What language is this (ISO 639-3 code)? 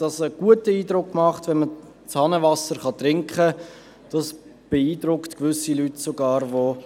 gsw